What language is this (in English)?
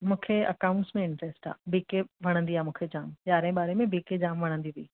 Sindhi